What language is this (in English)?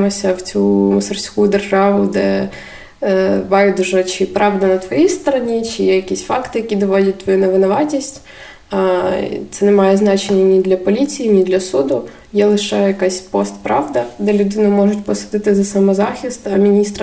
Ukrainian